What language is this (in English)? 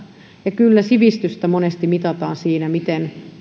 Finnish